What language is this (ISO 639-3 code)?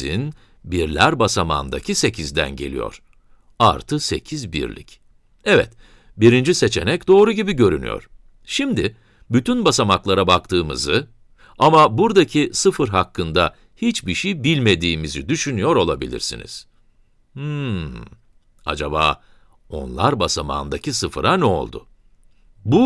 tur